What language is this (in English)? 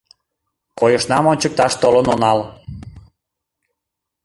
Mari